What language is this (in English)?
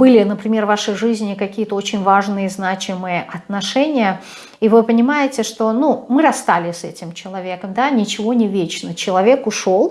Russian